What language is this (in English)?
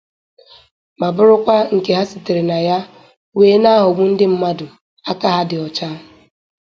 Igbo